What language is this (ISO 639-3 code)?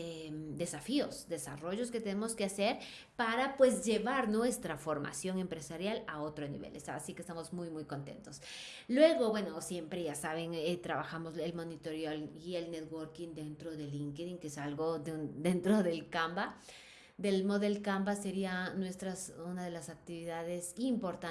spa